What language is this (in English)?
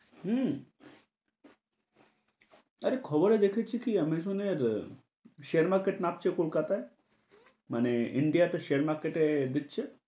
Bangla